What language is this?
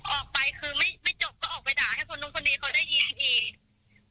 Thai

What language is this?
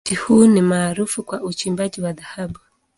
Swahili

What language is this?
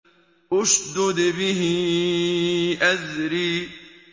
Arabic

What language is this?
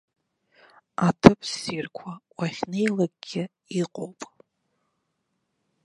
Abkhazian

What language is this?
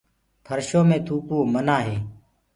Gurgula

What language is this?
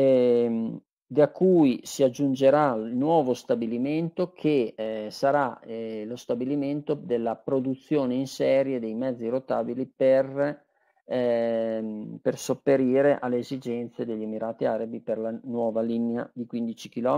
Italian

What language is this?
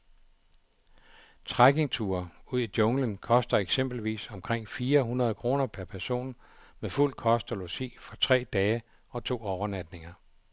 Danish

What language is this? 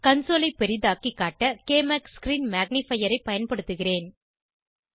Tamil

